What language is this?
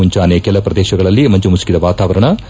Kannada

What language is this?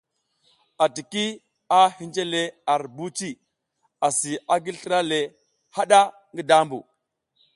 South Giziga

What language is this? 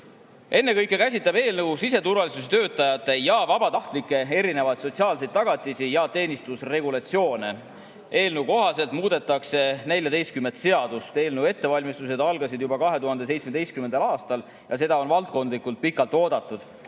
Estonian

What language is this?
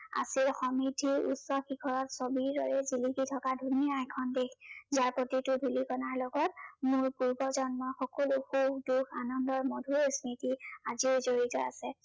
Assamese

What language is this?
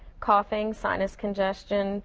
English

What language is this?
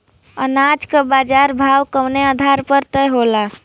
Bhojpuri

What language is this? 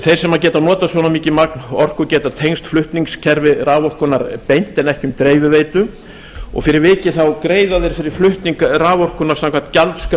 Icelandic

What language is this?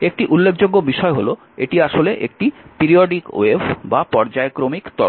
Bangla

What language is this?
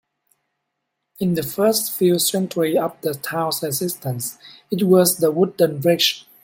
English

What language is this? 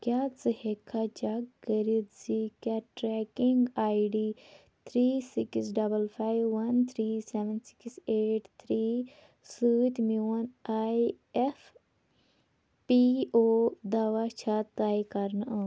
Kashmiri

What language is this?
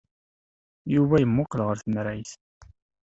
Kabyle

